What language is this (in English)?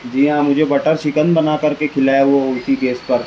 Urdu